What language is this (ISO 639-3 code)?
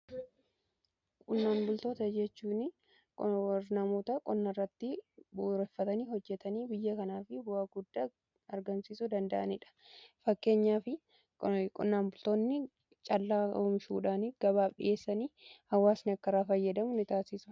orm